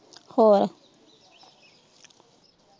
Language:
Punjabi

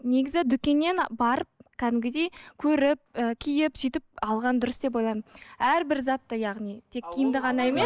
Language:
Kazakh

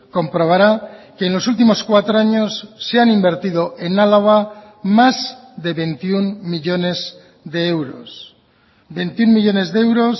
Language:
Spanish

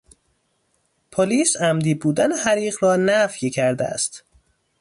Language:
Persian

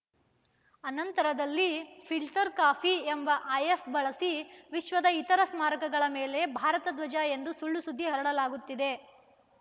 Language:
Kannada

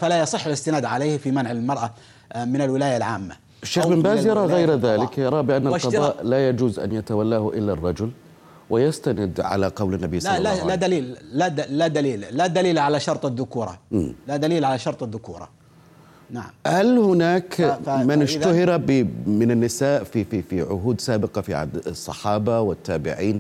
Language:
Arabic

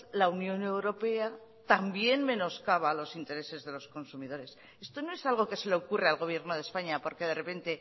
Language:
Spanish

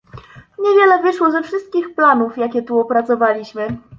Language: Polish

